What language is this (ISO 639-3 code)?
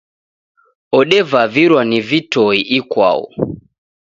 dav